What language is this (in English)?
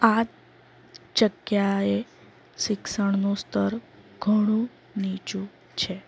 Gujarati